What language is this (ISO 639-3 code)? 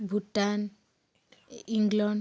ori